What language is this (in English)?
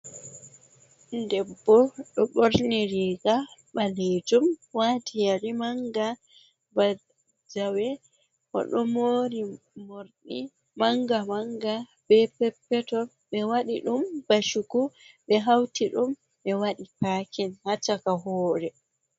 Fula